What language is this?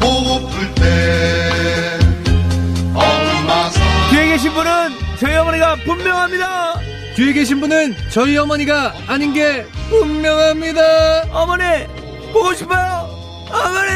Korean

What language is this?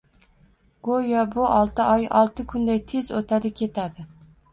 Uzbek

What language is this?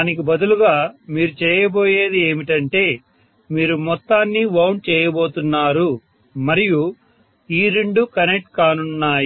Telugu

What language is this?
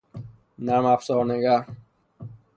Persian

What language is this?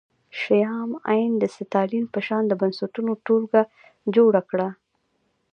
Pashto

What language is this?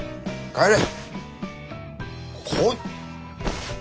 Japanese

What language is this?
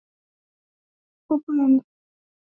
Swahili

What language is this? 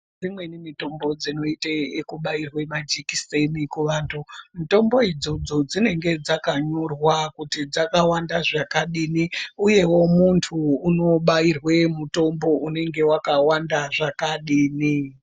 Ndau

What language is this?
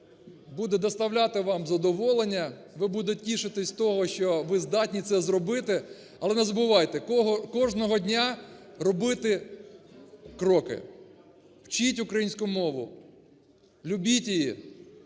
Ukrainian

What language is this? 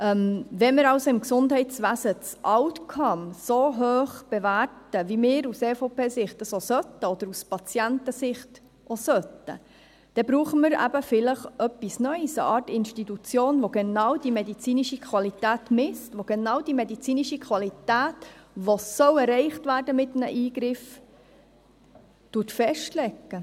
Swiss German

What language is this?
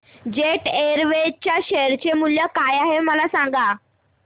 Marathi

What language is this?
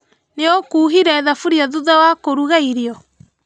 Kikuyu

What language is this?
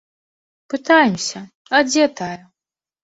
Belarusian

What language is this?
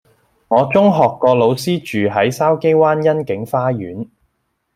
Cantonese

